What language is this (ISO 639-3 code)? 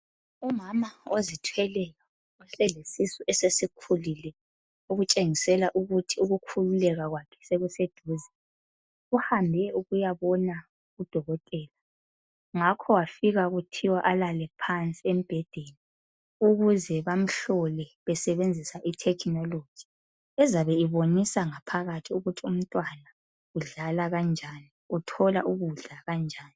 nde